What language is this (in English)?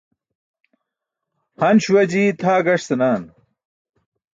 Burushaski